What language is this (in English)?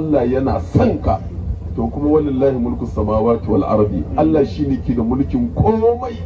Arabic